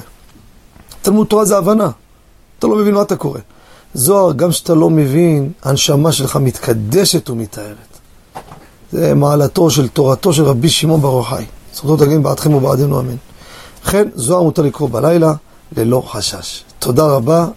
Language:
Hebrew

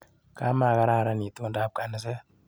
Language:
Kalenjin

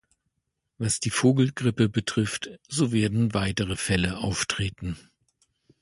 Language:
German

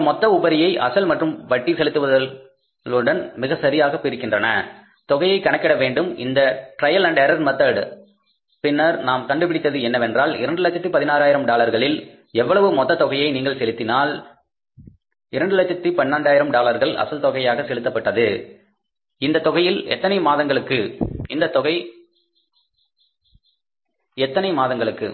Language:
Tamil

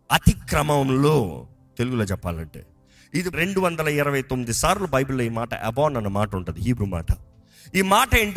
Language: Telugu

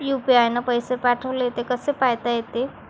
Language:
Marathi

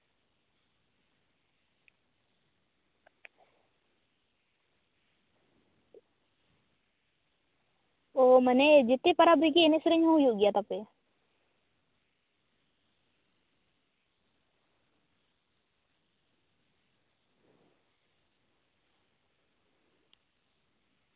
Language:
Santali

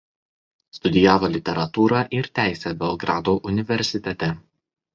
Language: Lithuanian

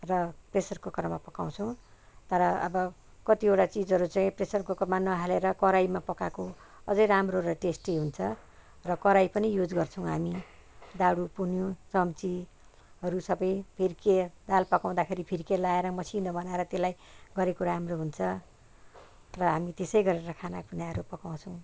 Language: Nepali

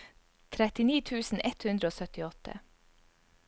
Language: Norwegian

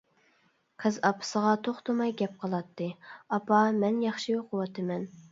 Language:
Uyghur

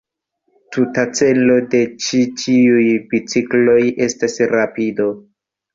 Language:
Esperanto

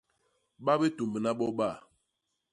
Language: Basaa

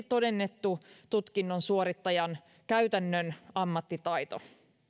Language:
Finnish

